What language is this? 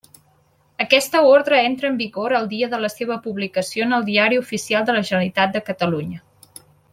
Catalan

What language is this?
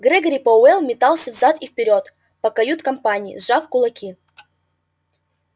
Russian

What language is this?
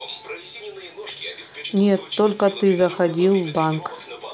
Russian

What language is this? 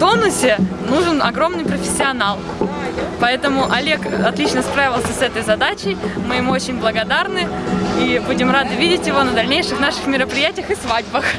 Russian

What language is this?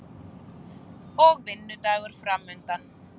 Icelandic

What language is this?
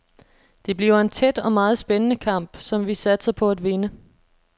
Danish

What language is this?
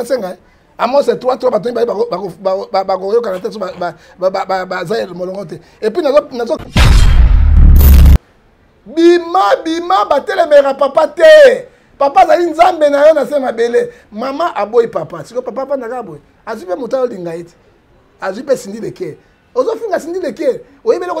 French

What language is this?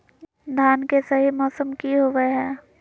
Magahi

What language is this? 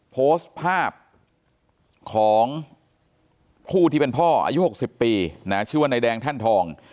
Thai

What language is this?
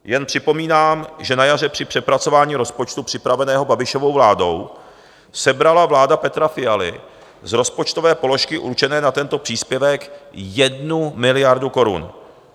Czech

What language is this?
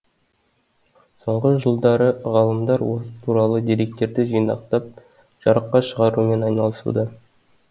Kazakh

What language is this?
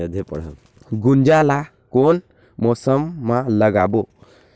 Chhattisgarhi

